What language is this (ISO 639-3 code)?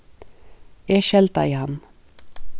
fao